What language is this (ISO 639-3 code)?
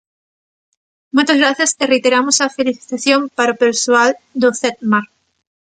glg